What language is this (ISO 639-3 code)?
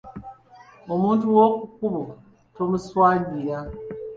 lug